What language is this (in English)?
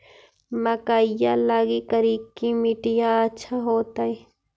Magahi